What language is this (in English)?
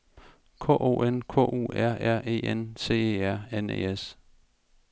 Danish